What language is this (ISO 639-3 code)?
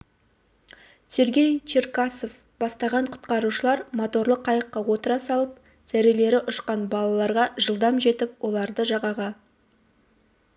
kaz